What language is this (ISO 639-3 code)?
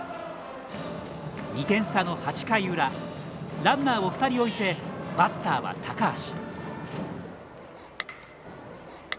jpn